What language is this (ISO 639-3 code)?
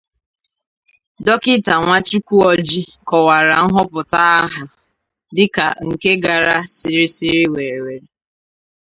ibo